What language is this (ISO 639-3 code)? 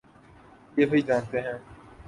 urd